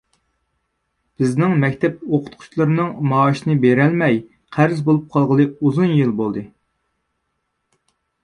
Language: Uyghur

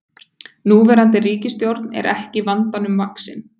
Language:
Icelandic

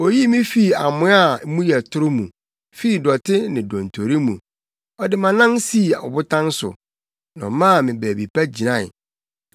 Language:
Akan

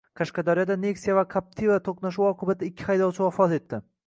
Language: Uzbek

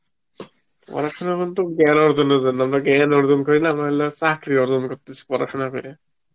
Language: Bangla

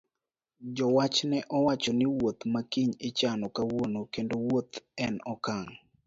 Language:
Luo (Kenya and Tanzania)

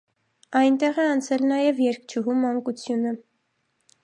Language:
Armenian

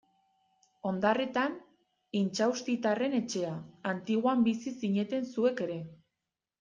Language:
Basque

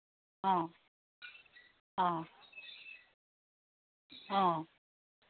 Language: Assamese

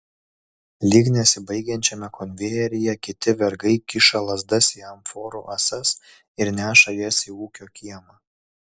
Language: Lithuanian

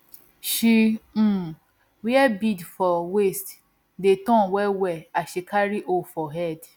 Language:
Nigerian Pidgin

